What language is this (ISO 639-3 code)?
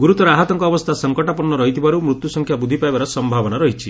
ori